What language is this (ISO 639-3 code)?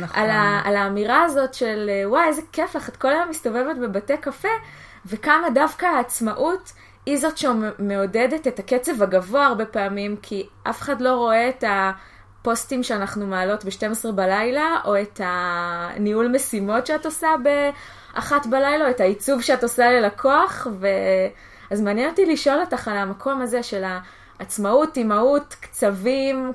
heb